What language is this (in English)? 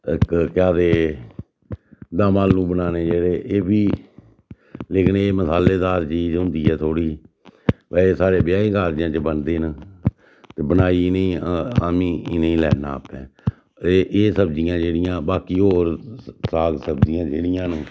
Dogri